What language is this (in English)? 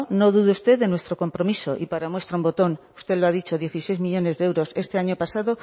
Spanish